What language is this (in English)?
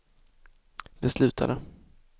Swedish